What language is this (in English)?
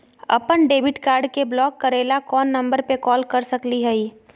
Magahi